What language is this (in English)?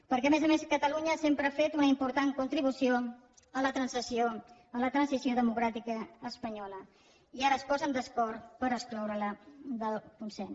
Catalan